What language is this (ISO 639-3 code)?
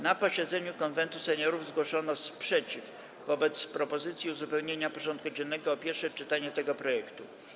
pol